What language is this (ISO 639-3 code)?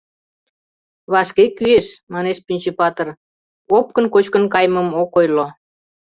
chm